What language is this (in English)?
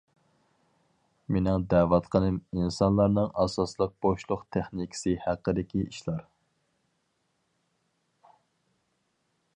Uyghur